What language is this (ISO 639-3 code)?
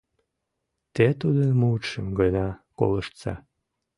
chm